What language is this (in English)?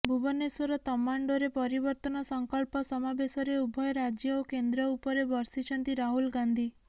Odia